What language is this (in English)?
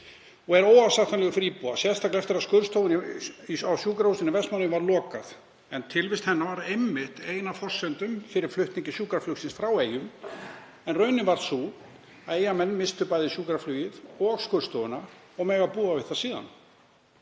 Icelandic